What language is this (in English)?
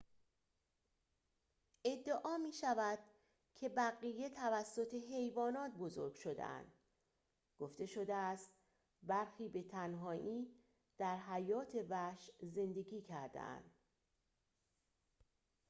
Persian